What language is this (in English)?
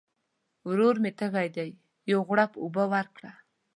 Pashto